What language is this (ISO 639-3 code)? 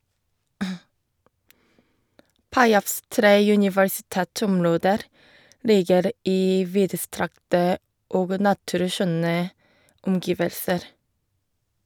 nor